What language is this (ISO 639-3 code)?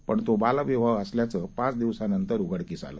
mar